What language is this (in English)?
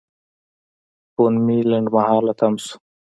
Pashto